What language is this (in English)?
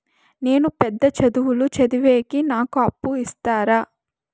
Telugu